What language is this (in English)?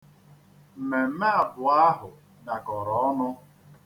Igbo